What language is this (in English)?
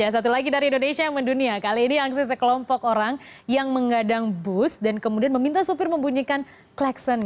Indonesian